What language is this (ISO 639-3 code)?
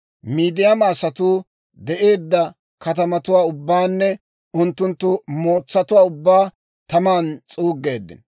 dwr